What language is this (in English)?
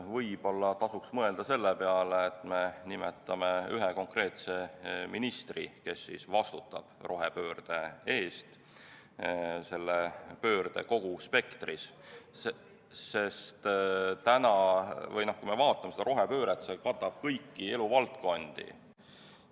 Estonian